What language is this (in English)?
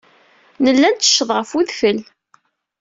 Kabyle